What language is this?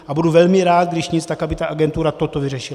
Czech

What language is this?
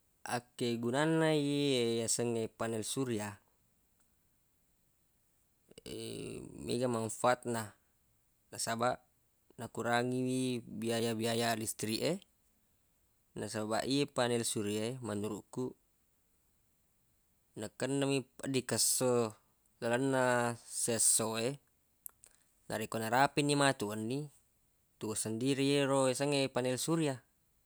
Buginese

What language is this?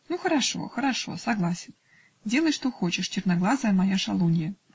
Russian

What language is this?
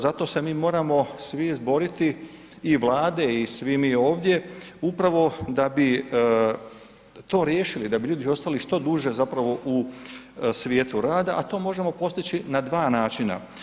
Croatian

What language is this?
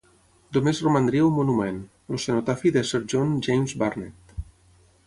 Catalan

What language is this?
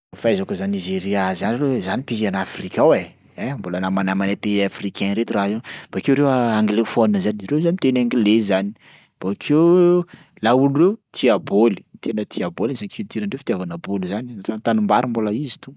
Sakalava Malagasy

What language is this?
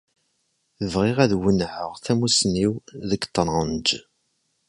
Kabyle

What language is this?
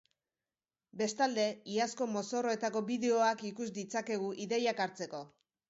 Basque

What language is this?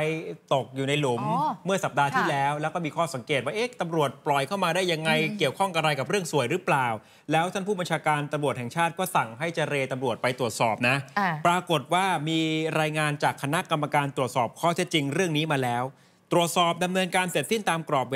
Thai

